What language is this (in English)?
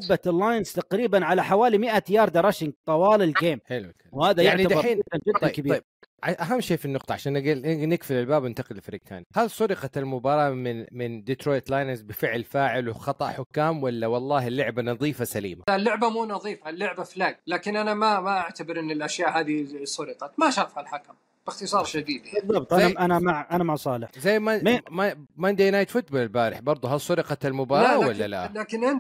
Arabic